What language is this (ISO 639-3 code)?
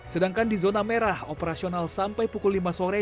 ind